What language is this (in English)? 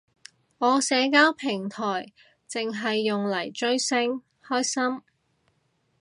Cantonese